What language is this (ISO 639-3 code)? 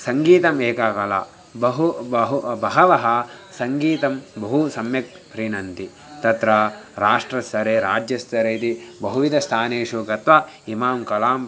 san